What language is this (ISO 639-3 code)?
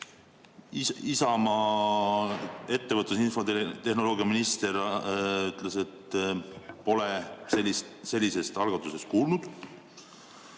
est